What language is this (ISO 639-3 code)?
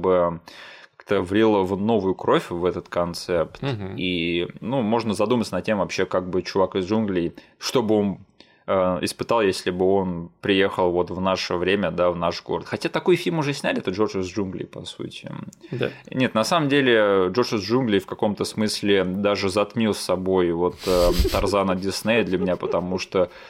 rus